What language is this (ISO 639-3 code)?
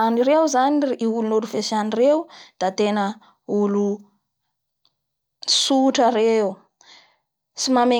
bhr